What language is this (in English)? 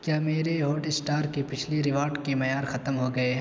Urdu